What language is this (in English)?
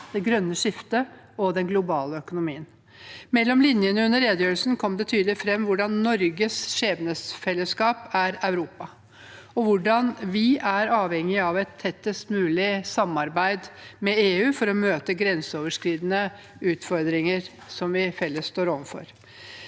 Norwegian